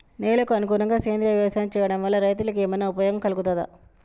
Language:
Telugu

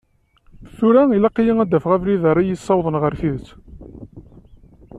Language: Kabyle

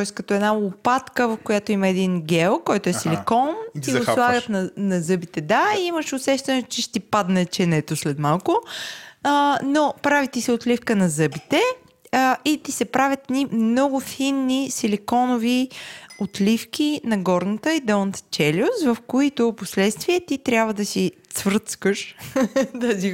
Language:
Bulgarian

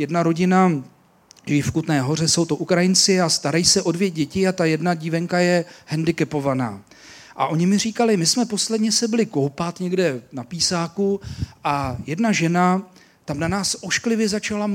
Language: Czech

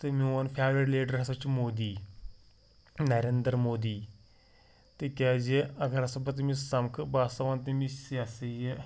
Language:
Kashmiri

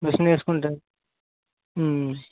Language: Telugu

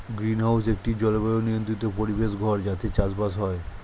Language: Bangla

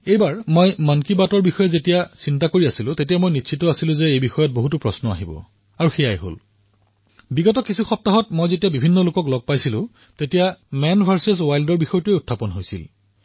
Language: Assamese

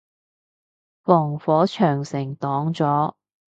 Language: Cantonese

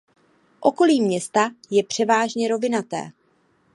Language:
Czech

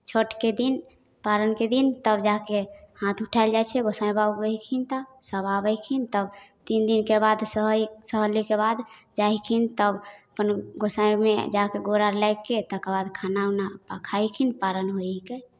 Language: Maithili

